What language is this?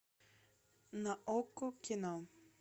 Russian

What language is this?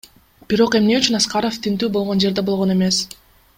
Kyrgyz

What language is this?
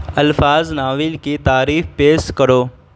Urdu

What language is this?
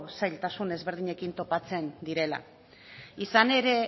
Basque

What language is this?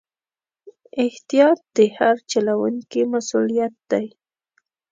Pashto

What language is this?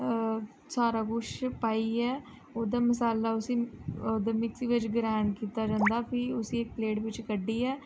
Dogri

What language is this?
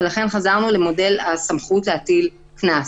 Hebrew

